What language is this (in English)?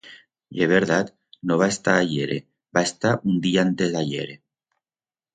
Aragonese